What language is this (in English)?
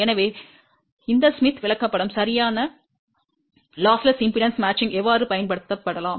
Tamil